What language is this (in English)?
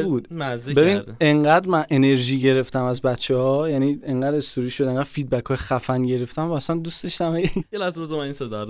Persian